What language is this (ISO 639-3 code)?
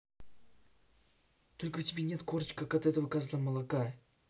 rus